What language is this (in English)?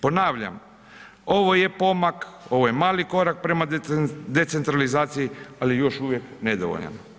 Croatian